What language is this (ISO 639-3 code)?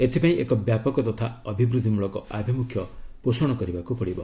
ori